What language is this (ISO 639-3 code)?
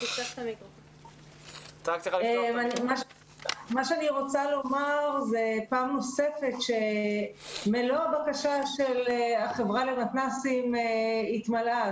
heb